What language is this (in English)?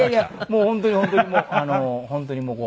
Japanese